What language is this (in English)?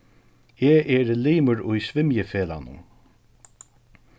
Faroese